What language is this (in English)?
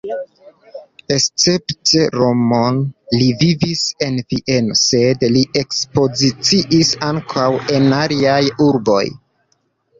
Esperanto